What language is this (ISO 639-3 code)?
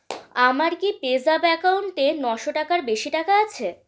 ben